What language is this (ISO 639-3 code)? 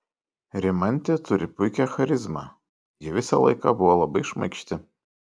lit